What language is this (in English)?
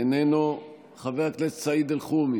Hebrew